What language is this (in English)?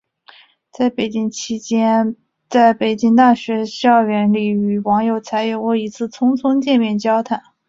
Chinese